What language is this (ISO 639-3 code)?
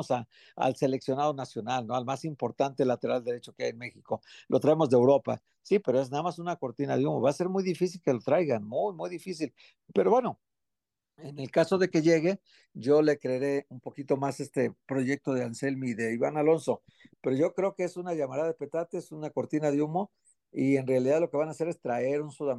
spa